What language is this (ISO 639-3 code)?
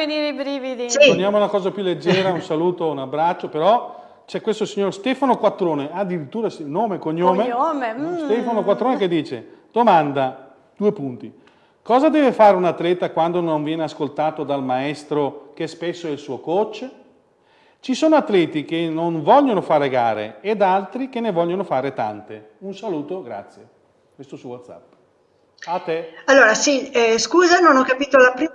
ita